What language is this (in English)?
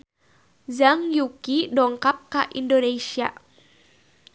Sundanese